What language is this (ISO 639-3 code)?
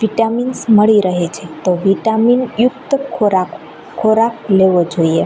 guj